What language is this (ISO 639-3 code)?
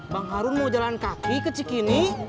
ind